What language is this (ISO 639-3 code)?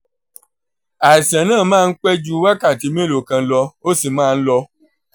yor